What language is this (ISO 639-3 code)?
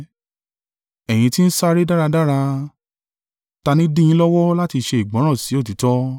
yor